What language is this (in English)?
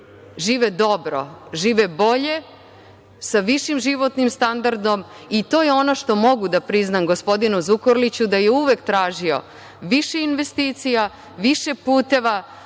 Serbian